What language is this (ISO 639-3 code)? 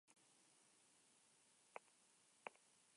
eus